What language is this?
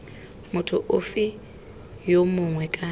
Tswana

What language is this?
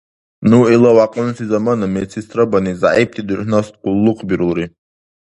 Dargwa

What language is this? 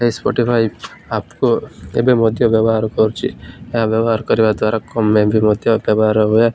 Odia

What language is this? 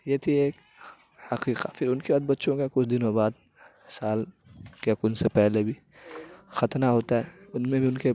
Urdu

